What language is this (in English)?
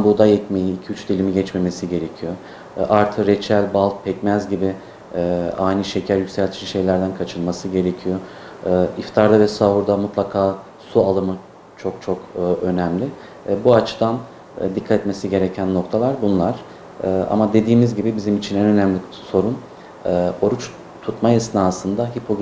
Turkish